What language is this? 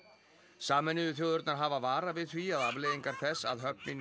Icelandic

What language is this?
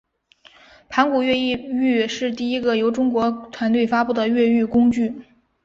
Chinese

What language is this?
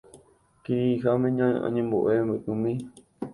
Guarani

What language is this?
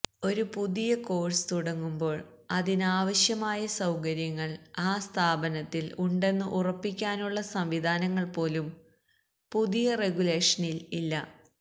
Malayalam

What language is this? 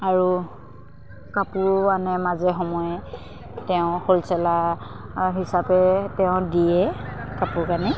Assamese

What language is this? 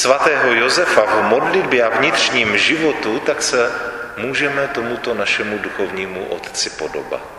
Czech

